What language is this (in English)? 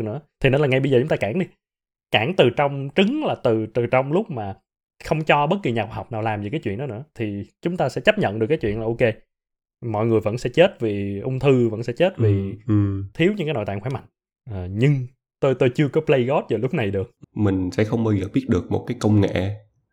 Vietnamese